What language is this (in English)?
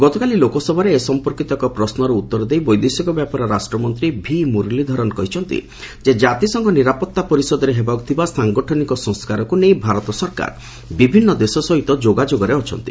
Odia